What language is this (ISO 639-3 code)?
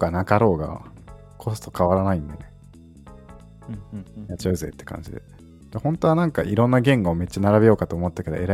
jpn